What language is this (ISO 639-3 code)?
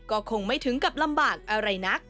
tha